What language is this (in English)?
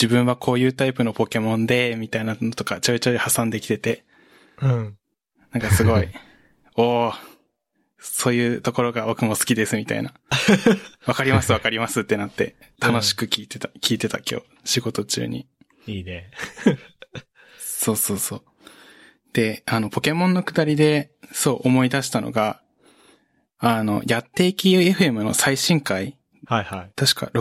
Japanese